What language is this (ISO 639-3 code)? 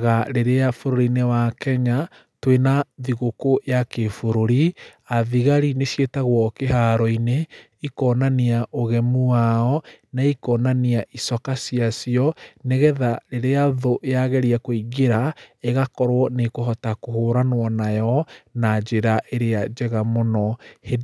kik